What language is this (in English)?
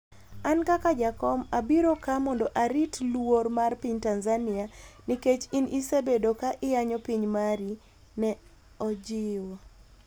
Luo (Kenya and Tanzania)